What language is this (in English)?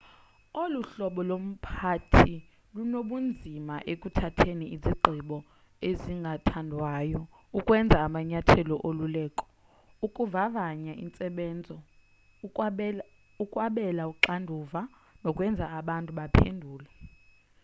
Xhosa